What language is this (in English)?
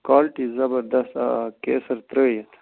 Kashmiri